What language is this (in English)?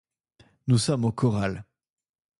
French